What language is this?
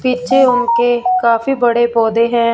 Hindi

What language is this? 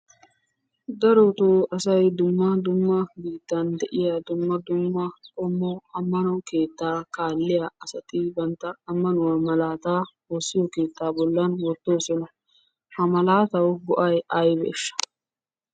Wolaytta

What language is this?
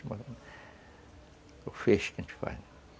Portuguese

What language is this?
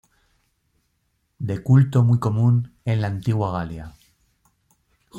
Spanish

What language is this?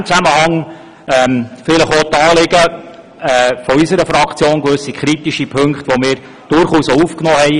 Swiss German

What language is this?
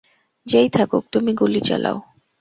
Bangla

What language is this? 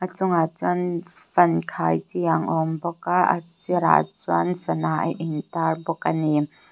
Mizo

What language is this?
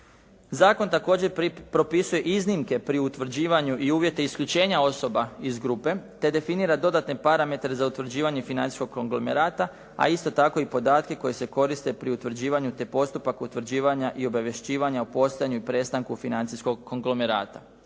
Croatian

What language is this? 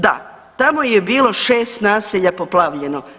Croatian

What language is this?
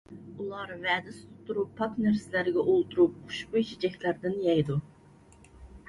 Uyghur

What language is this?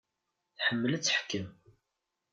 Kabyle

